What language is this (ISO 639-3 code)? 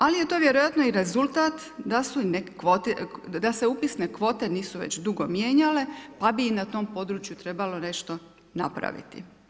hrv